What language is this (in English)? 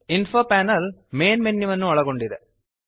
Kannada